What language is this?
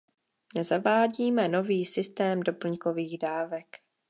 Czech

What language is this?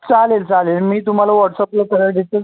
Marathi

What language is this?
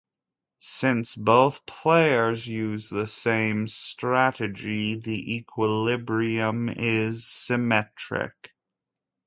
English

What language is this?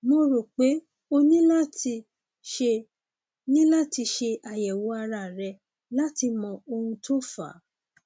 Yoruba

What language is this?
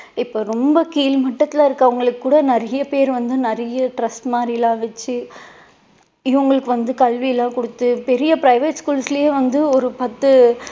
Tamil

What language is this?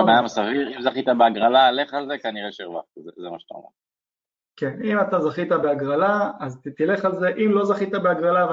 Hebrew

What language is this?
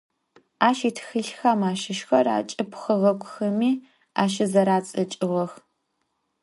Adyghe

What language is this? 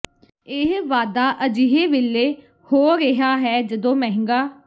Punjabi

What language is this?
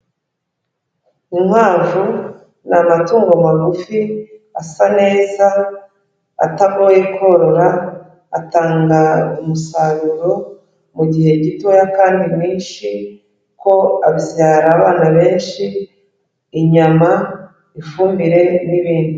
Kinyarwanda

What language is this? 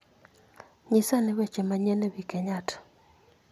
Luo (Kenya and Tanzania)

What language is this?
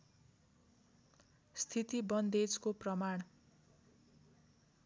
Nepali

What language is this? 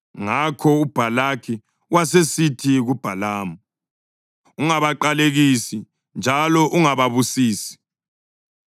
North Ndebele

